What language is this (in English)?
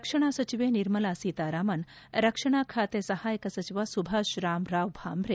Kannada